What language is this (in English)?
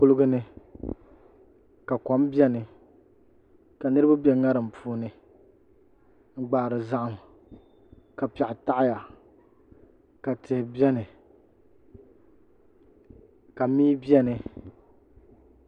Dagbani